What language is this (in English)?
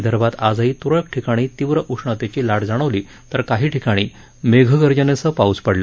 Marathi